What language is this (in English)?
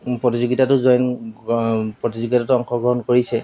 Assamese